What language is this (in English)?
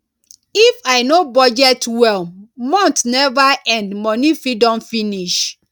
Nigerian Pidgin